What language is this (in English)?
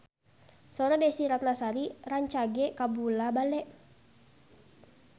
Sundanese